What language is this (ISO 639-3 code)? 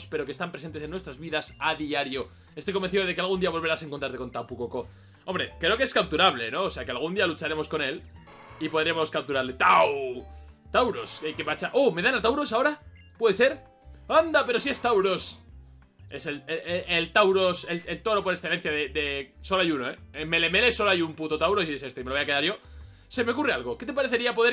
spa